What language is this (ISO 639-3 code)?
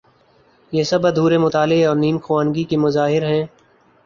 urd